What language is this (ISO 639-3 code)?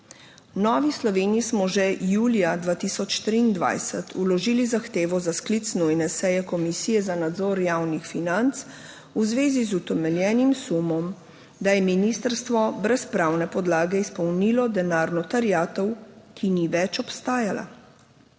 slv